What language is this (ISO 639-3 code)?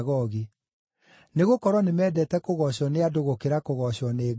kik